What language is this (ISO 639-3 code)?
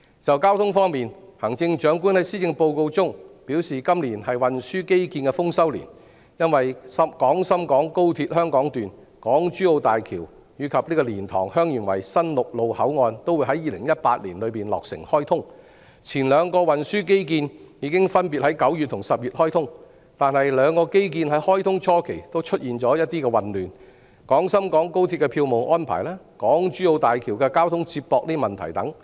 yue